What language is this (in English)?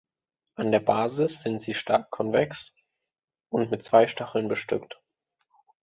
German